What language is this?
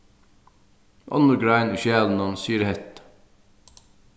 Faroese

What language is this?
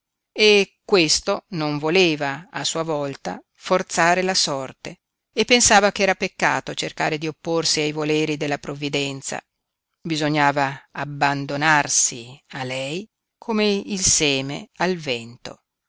Italian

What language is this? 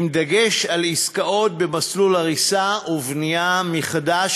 Hebrew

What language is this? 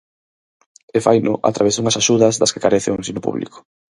Galician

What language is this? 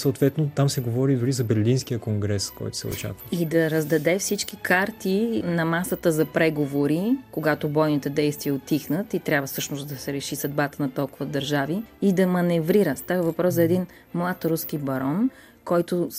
Bulgarian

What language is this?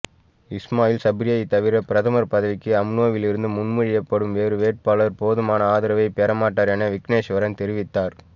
Tamil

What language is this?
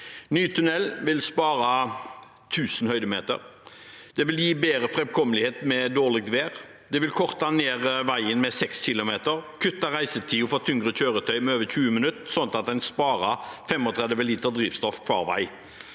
Norwegian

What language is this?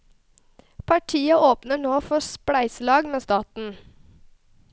Norwegian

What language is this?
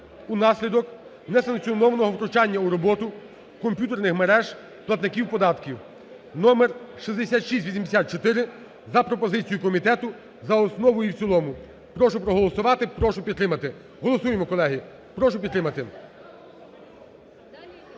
Ukrainian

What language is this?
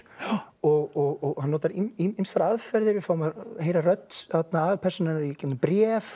Icelandic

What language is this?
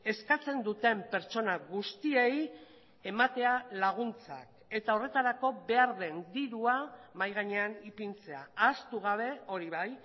Basque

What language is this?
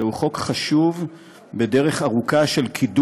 Hebrew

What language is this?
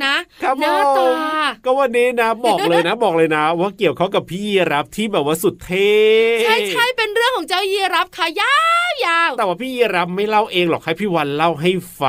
Thai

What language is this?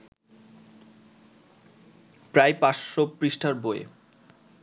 Bangla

